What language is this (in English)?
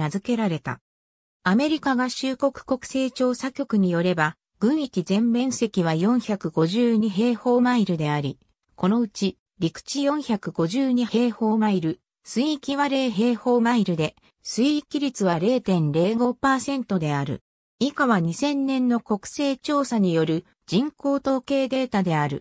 Japanese